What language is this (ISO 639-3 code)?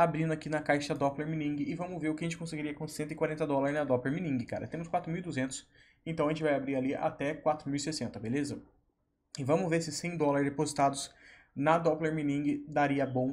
por